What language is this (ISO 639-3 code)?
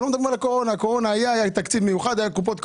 heb